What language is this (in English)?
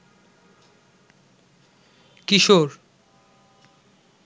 Bangla